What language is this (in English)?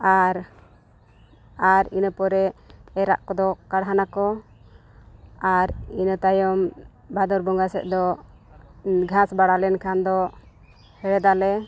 Santali